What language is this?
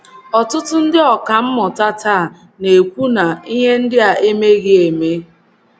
Igbo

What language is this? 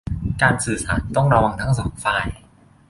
Thai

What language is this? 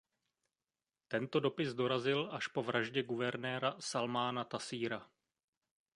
Czech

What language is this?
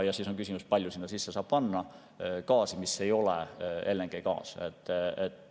Estonian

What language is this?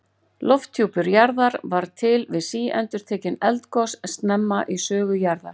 Icelandic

